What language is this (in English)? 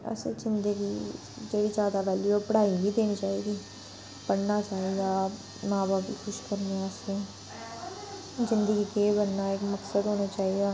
Dogri